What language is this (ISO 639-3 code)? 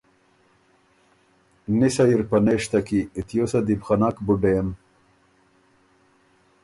oru